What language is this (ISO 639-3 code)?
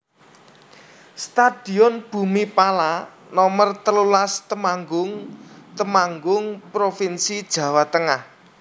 jav